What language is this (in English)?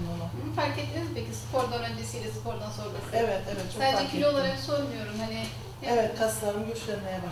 Turkish